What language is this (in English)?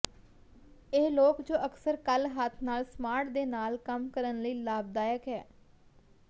Punjabi